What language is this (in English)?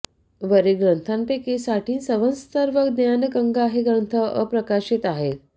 Marathi